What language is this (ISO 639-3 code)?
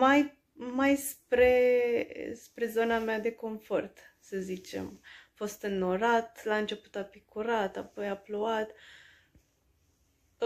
ron